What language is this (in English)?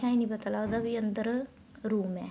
Punjabi